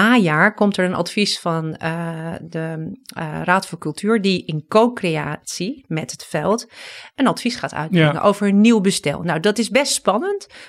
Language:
Dutch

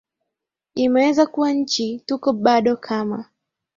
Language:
Swahili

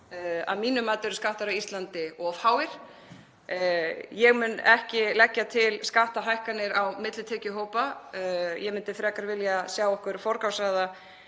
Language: Icelandic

